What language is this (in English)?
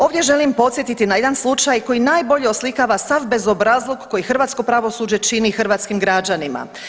Croatian